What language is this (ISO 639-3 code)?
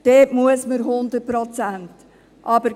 gsw